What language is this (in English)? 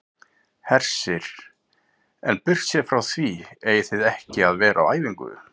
Icelandic